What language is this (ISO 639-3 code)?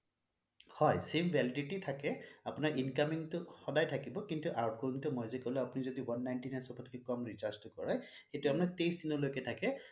asm